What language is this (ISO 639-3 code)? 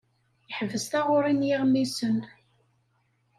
kab